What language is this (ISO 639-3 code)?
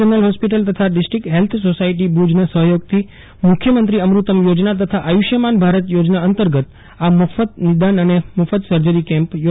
guj